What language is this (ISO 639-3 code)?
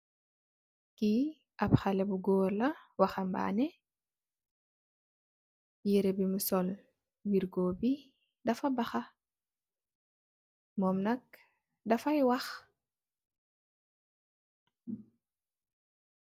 wol